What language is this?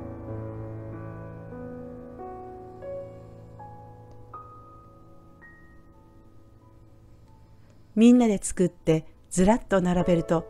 Japanese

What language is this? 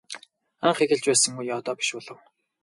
Mongolian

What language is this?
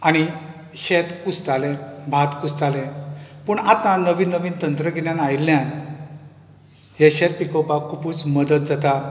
Konkani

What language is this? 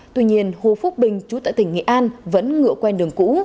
Vietnamese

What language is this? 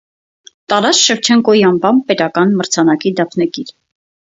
Armenian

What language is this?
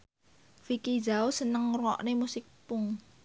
Javanese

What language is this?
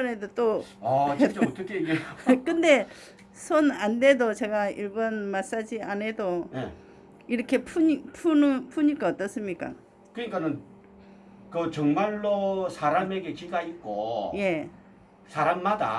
Korean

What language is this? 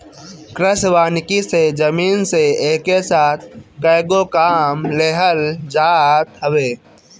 Bhojpuri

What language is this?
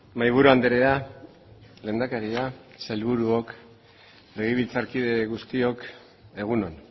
Basque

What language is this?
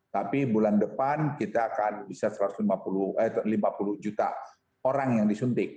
Indonesian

